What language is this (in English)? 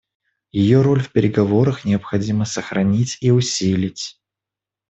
Russian